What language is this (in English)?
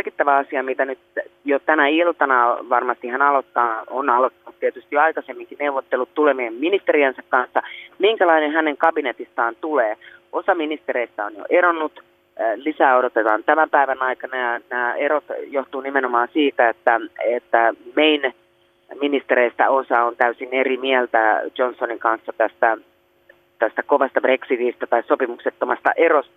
Finnish